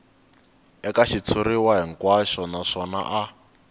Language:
Tsonga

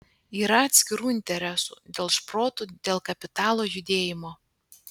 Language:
Lithuanian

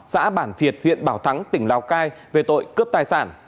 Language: Vietnamese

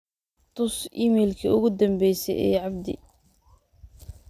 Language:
Somali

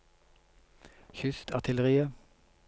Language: Norwegian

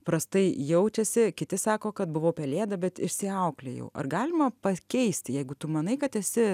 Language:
Lithuanian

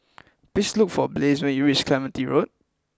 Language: English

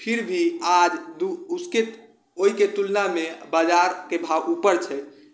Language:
Maithili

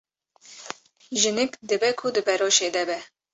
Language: Kurdish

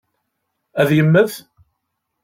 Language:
Kabyle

